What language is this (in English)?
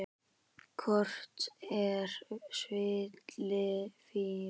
Icelandic